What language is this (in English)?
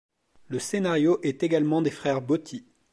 French